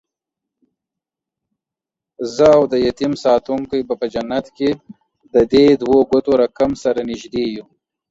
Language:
Pashto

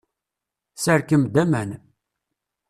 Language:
Kabyle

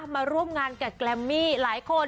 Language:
Thai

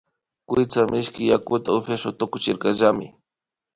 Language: Imbabura Highland Quichua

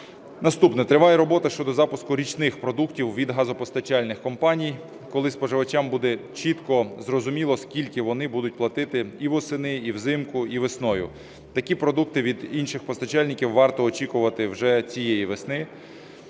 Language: Ukrainian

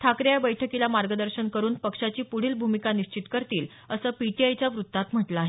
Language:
Marathi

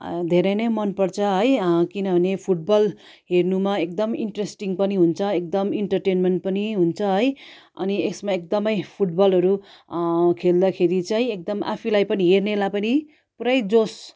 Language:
Nepali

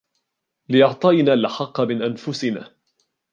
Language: Arabic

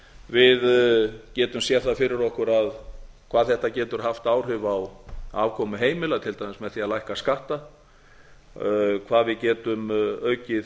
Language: Icelandic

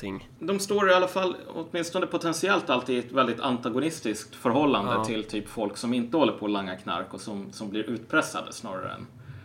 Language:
Swedish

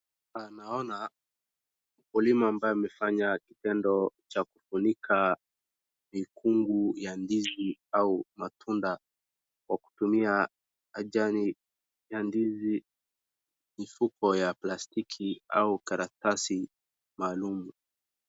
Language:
Swahili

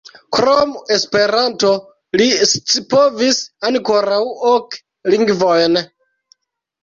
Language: Esperanto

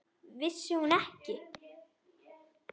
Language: Icelandic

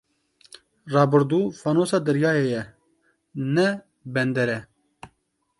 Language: Kurdish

